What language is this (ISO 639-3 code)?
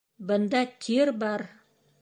bak